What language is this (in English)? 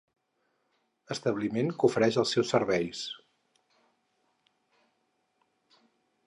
Catalan